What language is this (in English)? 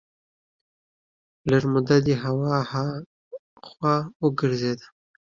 Pashto